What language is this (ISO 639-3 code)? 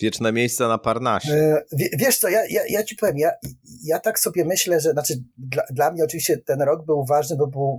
pol